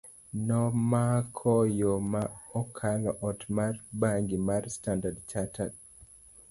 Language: Luo (Kenya and Tanzania)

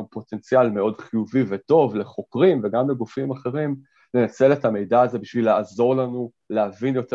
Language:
Hebrew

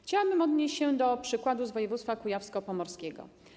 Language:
Polish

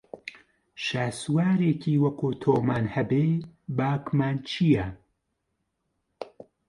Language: Central Kurdish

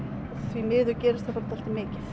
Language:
Icelandic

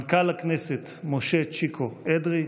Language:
Hebrew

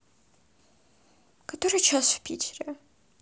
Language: Russian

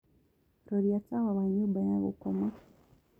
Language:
Kikuyu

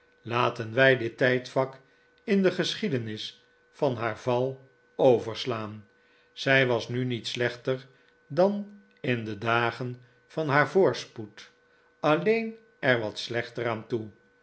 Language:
Dutch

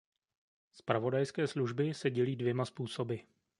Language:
Czech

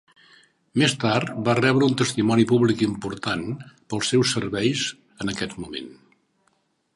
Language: Catalan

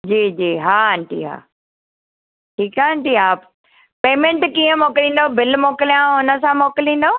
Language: Sindhi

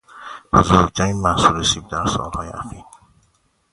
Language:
Persian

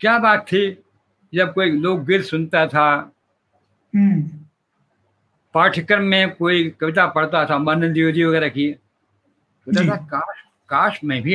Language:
Hindi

